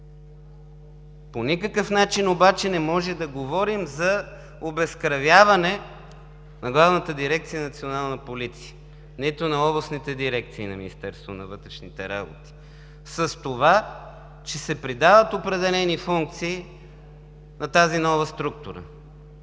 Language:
Bulgarian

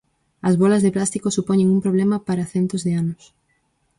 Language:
Galician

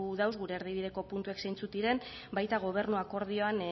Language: Basque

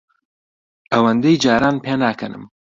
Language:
Central Kurdish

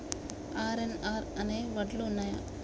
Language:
Telugu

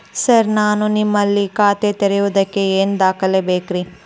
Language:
Kannada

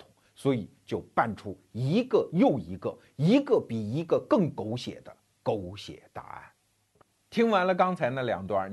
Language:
Chinese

